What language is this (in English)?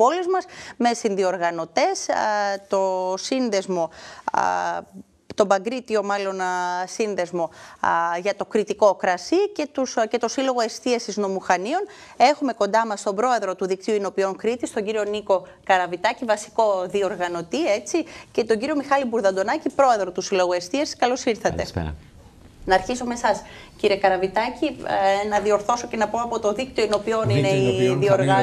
Greek